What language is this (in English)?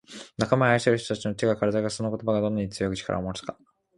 Japanese